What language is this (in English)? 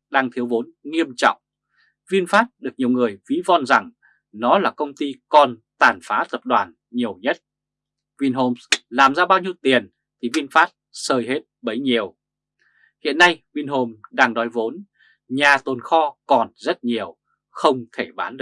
Vietnamese